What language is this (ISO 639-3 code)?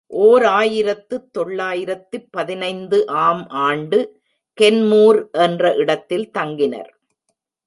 tam